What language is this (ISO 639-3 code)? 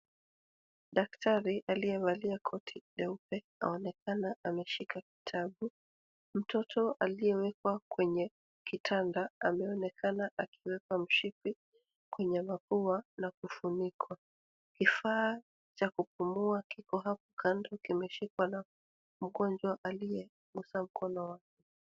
swa